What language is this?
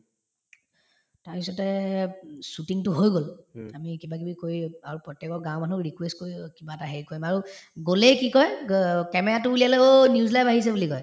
Assamese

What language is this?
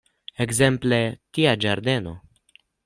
Esperanto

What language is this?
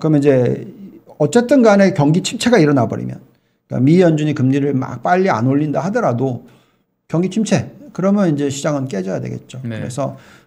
Korean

